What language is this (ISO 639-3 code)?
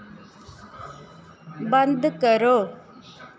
doi